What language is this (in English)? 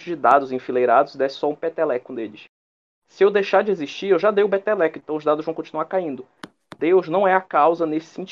Portuguese